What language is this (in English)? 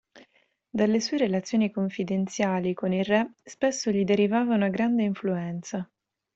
Italian